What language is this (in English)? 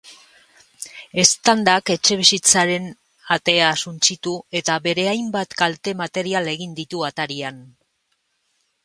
Basque